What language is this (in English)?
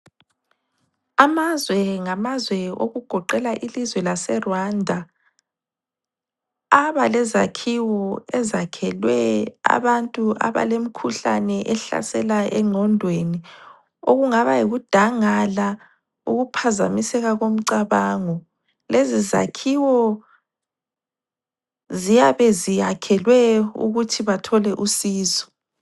North Ndebele